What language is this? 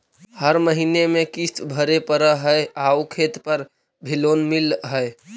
Magahi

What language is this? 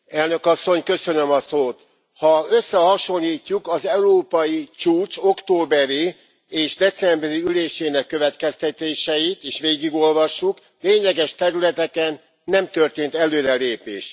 Hungarian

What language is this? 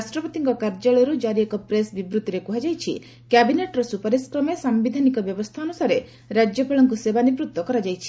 Odia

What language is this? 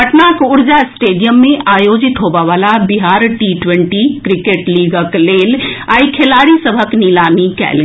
Maithili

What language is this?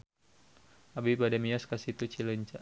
Sundanese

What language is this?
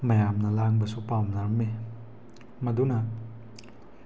Manipuri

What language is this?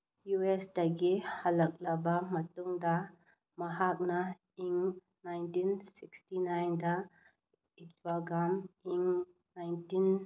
Manipuri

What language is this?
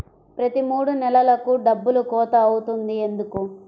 Telugu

